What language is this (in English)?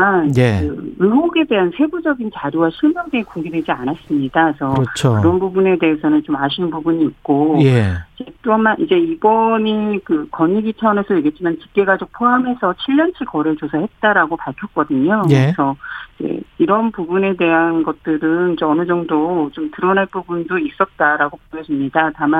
Korean